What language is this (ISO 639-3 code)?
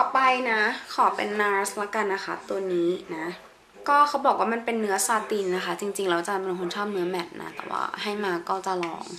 tha